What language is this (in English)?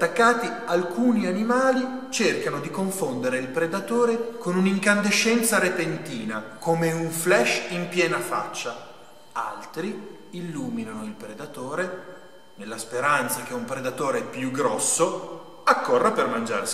Italian